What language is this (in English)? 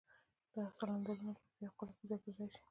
Pashto